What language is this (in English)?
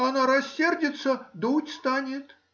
Russian